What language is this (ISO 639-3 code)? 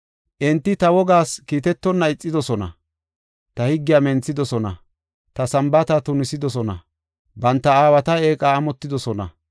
gof